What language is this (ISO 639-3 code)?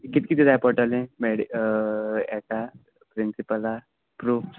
kok